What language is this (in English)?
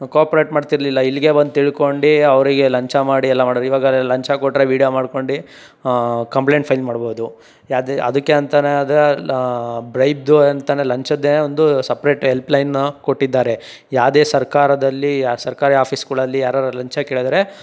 Kannada